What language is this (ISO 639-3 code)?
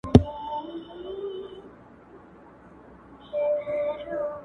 pus